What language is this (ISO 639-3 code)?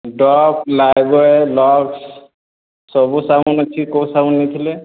ori